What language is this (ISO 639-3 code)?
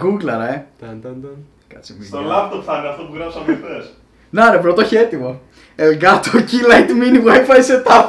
ell